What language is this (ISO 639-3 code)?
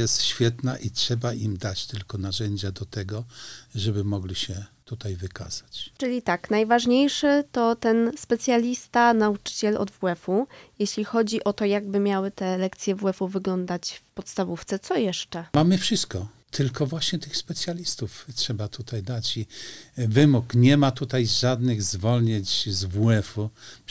pol